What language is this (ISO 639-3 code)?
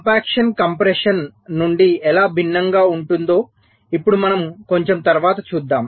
tel